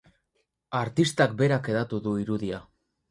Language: Basque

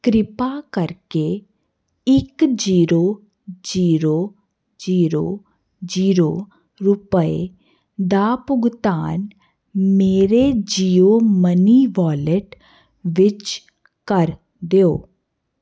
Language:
Punjabi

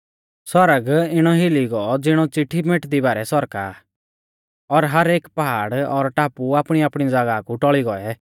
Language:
Mahasu Pahari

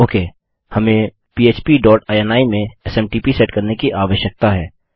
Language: Hindi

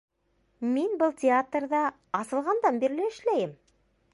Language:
Bashkir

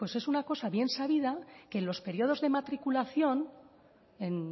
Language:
Spanish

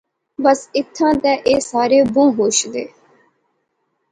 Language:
Pahari-Potwari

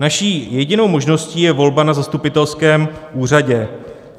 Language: Czech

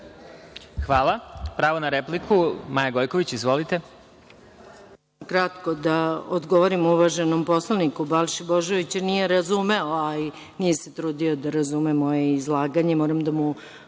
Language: Serbian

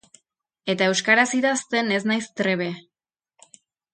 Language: Basque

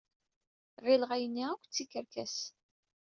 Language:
Kabyle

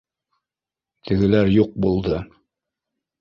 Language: Bashkir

